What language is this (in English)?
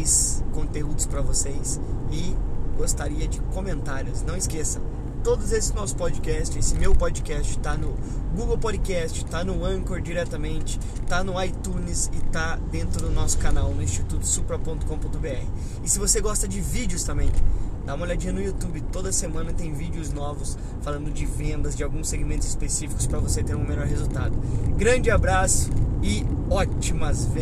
Portuguese